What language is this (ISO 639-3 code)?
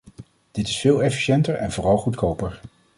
nld